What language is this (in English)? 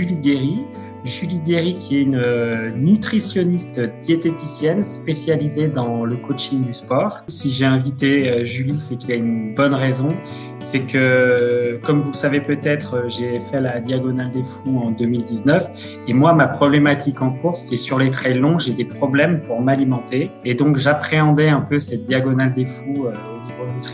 French